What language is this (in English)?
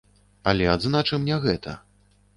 Belarusian